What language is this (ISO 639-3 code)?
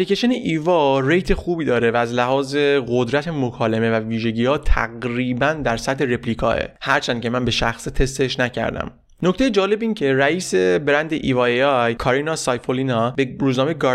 fas